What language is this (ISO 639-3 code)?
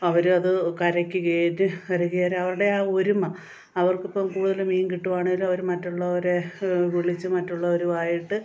mal